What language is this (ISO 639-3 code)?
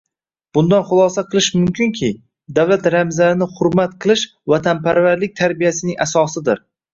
uzb